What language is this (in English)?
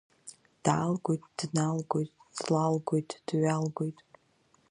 Abkhazian